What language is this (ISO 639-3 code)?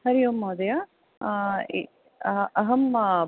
san